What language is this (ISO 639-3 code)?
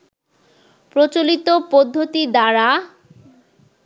ben